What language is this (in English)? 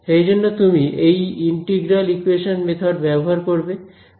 Bangla